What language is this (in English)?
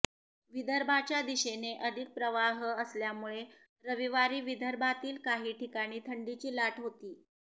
Marathi